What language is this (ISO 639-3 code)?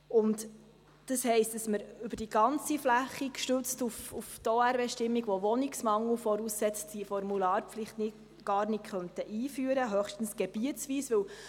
gsw